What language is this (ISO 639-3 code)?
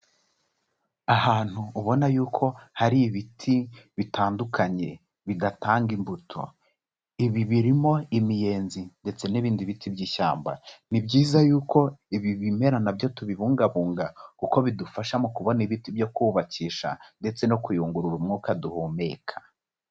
kin